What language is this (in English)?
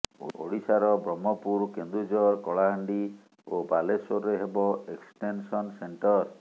Odia